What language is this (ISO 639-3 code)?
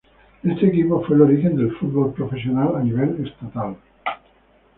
spa